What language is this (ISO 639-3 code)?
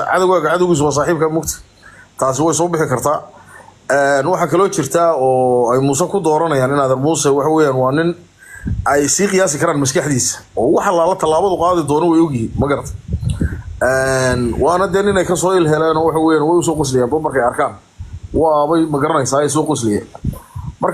ara